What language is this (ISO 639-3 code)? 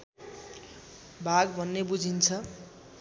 nep